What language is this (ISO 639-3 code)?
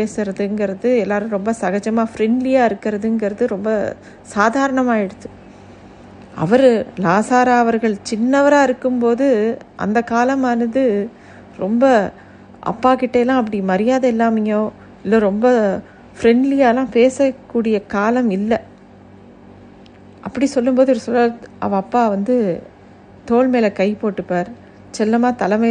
tam